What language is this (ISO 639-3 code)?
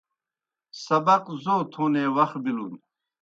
plk